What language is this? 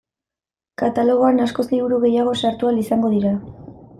Basque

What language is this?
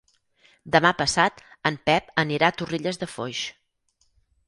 Catalan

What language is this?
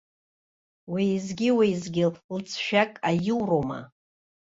Abkhazian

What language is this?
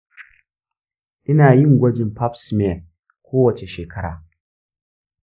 Hausa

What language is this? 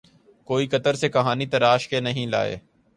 Urdu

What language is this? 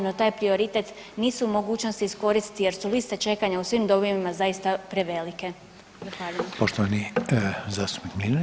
Croatian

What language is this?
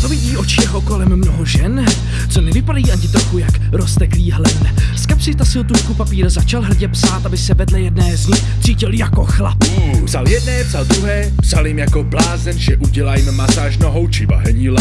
Czech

